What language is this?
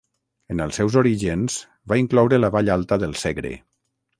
Catalan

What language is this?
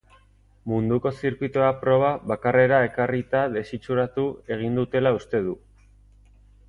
Basque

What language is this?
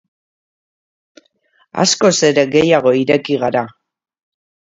Basque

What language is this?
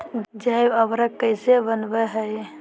Magahi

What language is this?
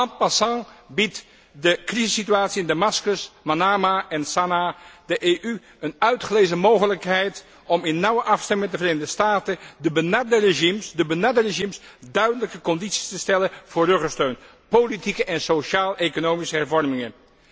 Dutch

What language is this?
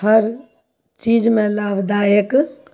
Maithili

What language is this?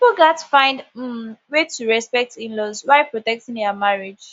Nigerian Pidgin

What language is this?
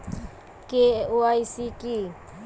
Bangla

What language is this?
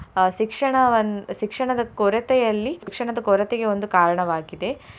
Kannada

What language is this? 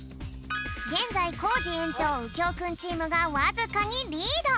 Japanese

